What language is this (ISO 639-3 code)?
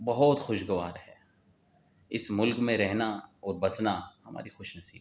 urd